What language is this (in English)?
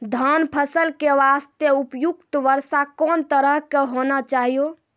Maithili